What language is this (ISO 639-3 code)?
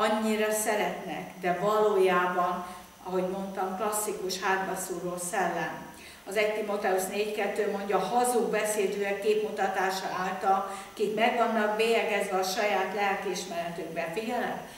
hun